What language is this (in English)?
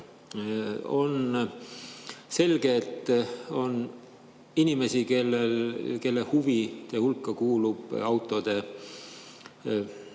Estonian